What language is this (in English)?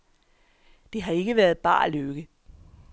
Danish